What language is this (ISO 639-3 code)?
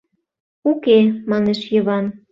chm